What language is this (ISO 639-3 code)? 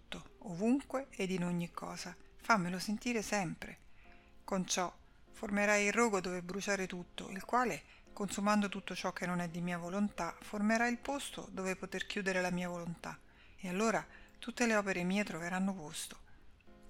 ita